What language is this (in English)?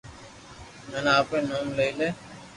Loarki